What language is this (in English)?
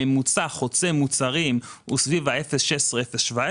Hebrew